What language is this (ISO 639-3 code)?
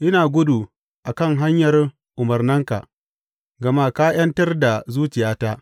hau